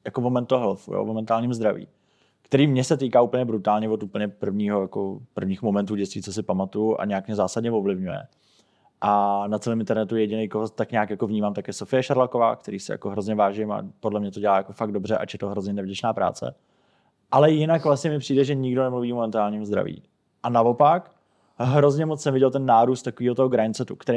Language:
Czech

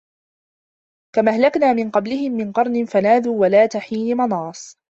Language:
Arabic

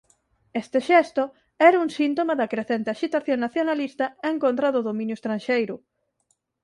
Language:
Galician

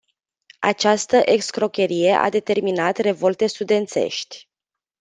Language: Romanian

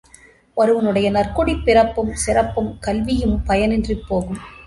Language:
Tamil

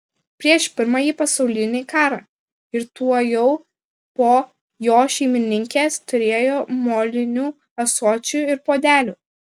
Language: Lithuanian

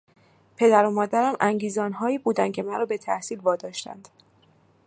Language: Persian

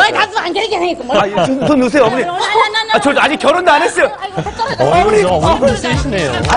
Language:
Korean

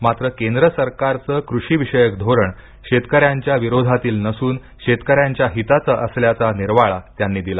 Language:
Marathi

